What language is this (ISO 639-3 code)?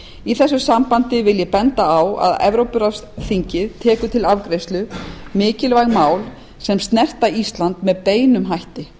isl